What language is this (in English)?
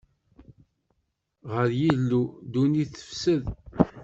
Kabyle